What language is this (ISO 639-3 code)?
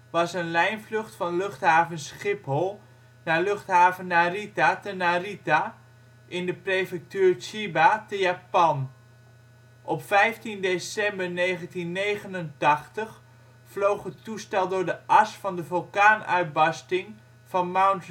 nld